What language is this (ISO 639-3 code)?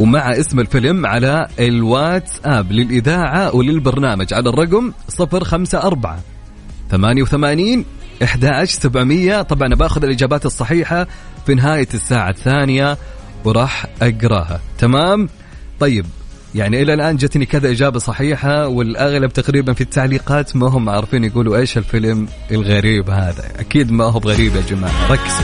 ara